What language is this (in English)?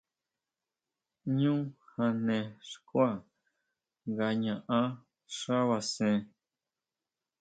Huautla Mazatec